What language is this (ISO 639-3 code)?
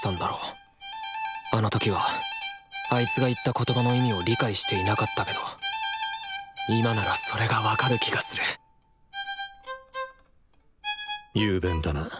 jpn